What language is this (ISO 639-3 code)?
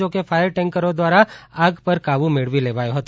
guj